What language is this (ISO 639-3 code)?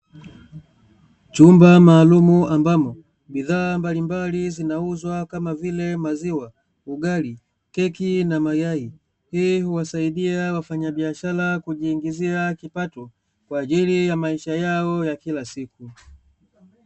swa